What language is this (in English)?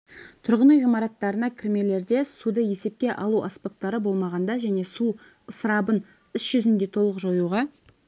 Kazakh